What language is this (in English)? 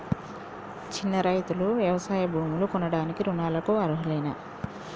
Telugu